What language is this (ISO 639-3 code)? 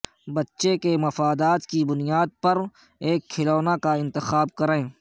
urd